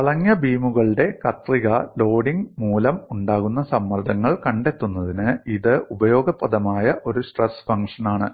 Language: Malayalam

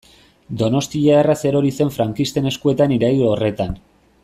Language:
Basque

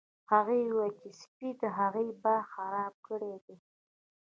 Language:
Pashto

